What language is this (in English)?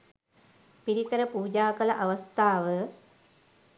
Sinhala